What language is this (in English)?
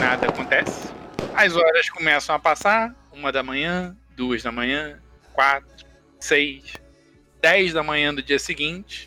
Portuguese